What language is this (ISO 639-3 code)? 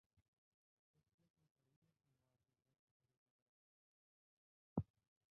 hin